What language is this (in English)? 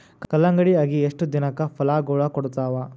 Kannada